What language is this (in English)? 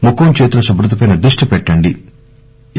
Telugu